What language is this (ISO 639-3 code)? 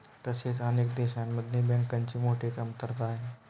mar